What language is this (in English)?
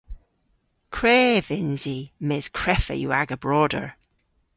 Cornish